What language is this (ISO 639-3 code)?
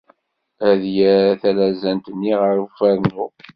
kab